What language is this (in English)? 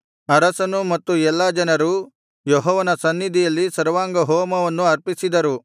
Kannada